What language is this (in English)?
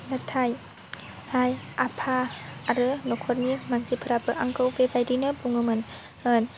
Bodo